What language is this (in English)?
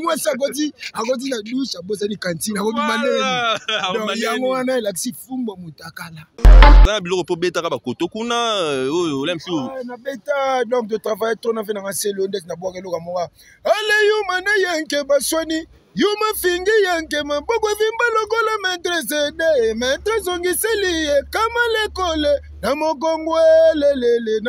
French